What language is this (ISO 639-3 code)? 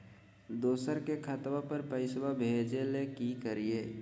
mag